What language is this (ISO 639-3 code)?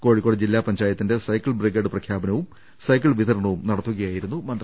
mal